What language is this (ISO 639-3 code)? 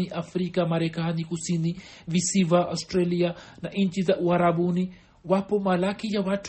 swa